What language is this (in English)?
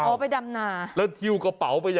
Thai